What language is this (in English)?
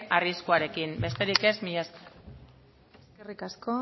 Basque